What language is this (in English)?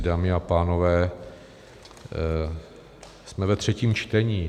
Czech